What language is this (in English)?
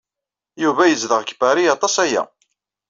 Kabyle